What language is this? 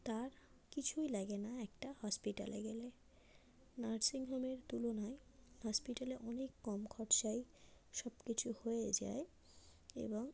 Bangla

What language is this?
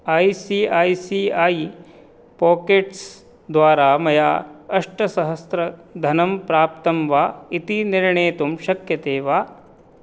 Sanskrit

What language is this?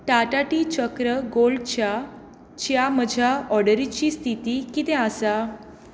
Konkani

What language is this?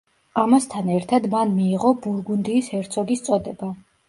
Georgian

